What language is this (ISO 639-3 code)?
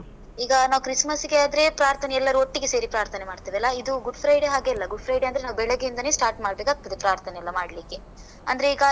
kan